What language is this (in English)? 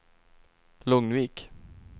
Swedish